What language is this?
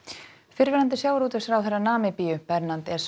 Icelandic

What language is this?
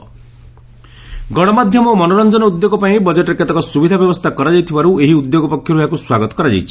Odia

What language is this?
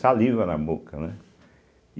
Portuguese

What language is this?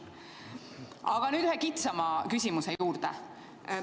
Estonian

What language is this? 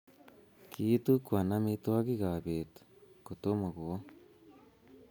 Kalenjin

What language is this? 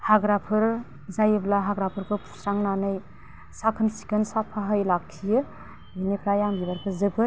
Bodo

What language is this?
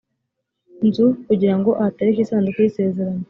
Kinyarwanda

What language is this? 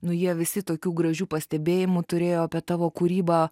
Lithuanian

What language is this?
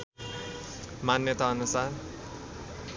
Nepali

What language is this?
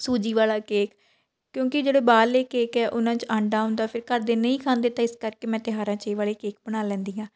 Punjabi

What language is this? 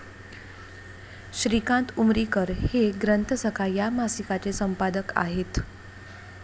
Marathi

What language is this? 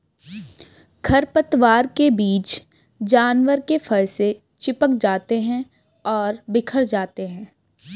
Hindi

